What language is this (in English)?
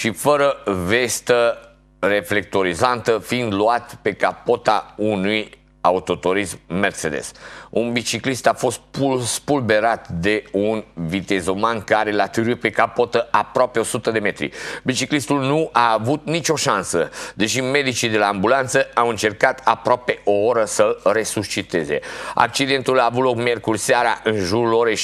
Romanian